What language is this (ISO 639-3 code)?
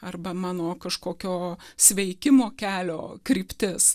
lit